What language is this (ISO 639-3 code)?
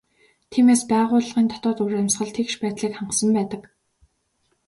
mon